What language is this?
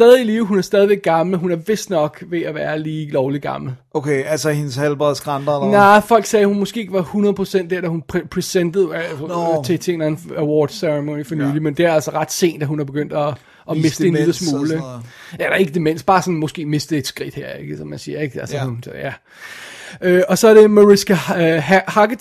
Danish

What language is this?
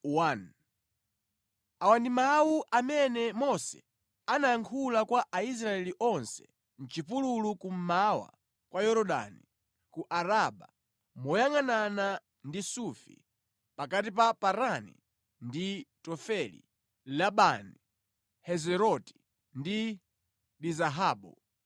Nyanja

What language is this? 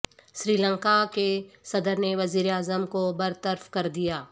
Urdu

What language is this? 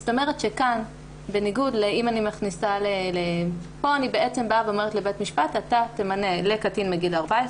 Hebrew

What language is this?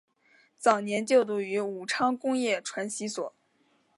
Chinese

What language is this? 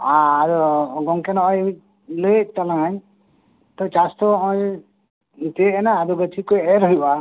Santali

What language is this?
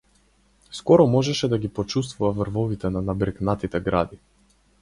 Macedonian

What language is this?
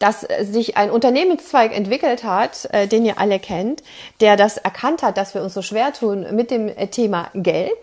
German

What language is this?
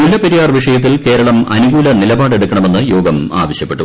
Malayalam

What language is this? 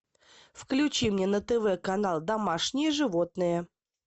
Russian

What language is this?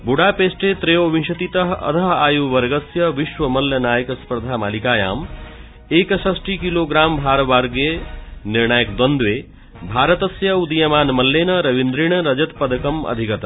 Sanskrit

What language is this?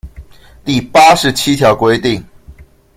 Chinese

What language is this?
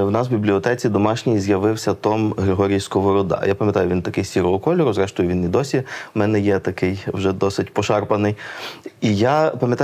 Ukrainian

